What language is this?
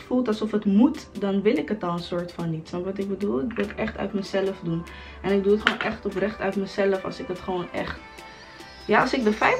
Dutch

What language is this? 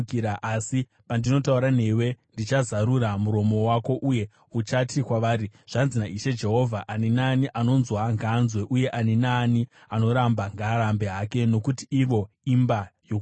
Shona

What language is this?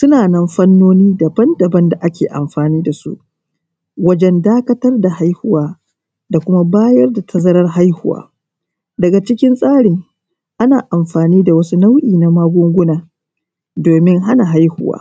Hausa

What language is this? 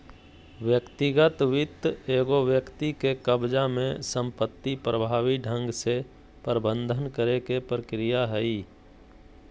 Magahi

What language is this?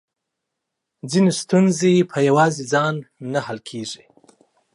Pashto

